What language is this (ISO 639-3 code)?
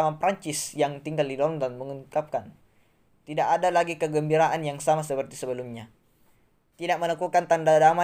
ind